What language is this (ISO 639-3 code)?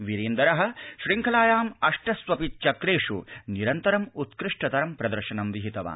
san